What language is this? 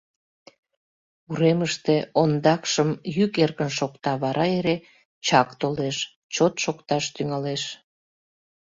Mari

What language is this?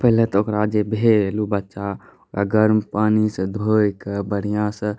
Maithili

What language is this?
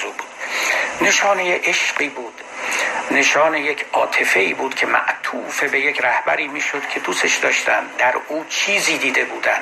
Persian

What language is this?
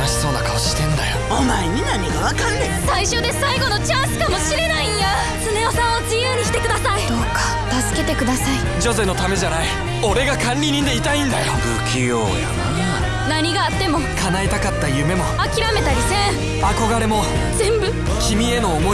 Japanese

